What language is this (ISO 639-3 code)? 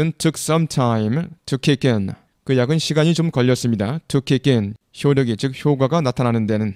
kor